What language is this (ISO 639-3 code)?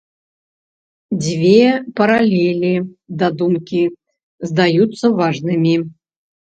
bel